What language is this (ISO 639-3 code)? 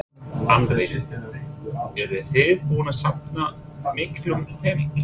isl